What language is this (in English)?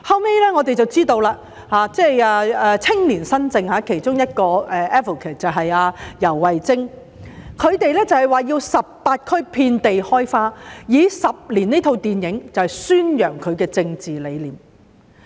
Cantonese